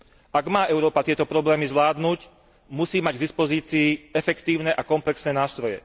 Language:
Slovak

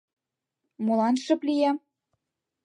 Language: Mari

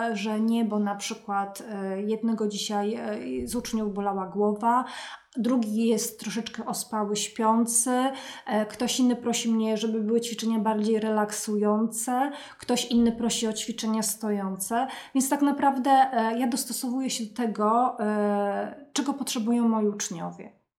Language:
Polish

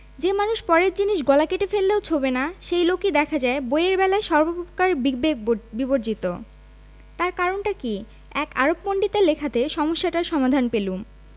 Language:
Bangla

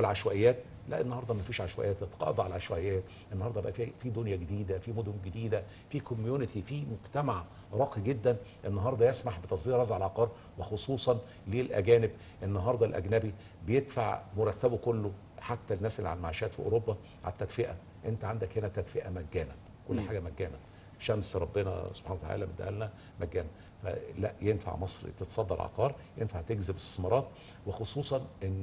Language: Arabic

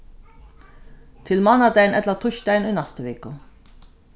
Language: Faroese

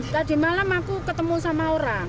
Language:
Indonesian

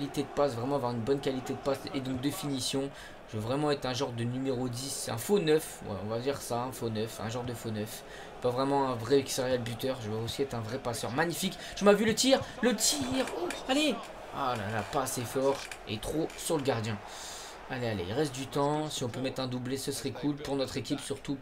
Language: French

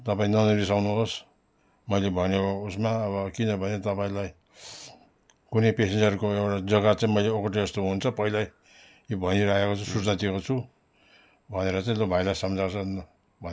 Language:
Nepali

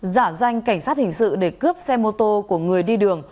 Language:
Vietnamese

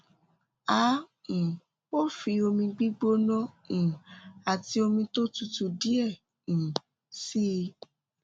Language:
Yoruba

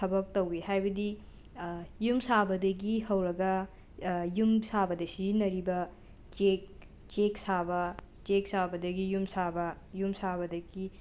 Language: Manipuri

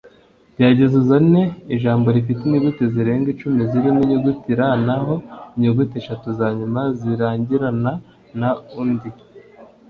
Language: Kinyarwanda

